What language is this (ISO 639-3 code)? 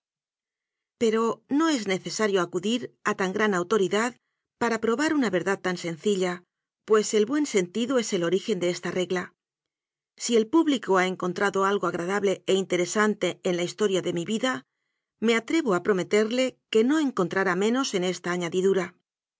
spa